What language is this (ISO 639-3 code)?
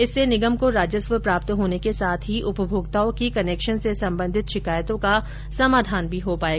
hin